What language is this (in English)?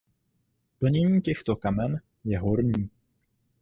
Czech